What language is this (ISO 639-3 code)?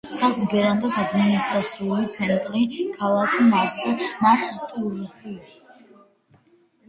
kat